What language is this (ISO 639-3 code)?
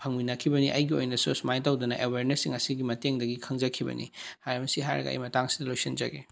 mni